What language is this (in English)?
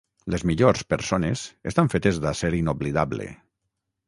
Catalan